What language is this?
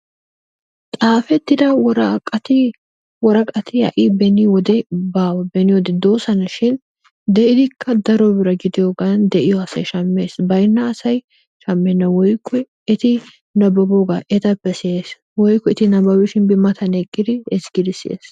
Wolaytta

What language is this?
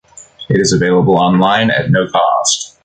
English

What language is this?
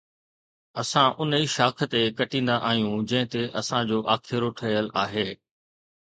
Sindhi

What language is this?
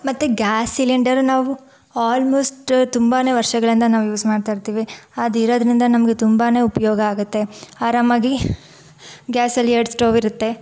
Kannada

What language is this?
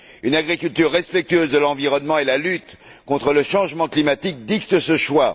French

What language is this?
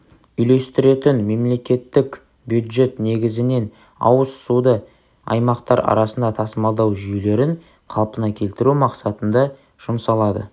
Kazakh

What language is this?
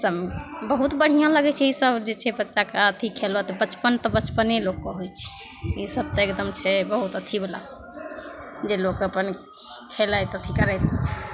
Maithili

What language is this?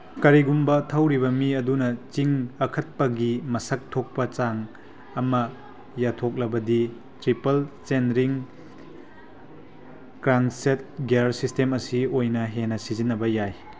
Manipuri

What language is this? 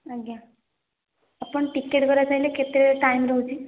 Odia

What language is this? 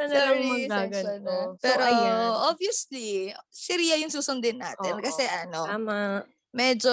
Filipino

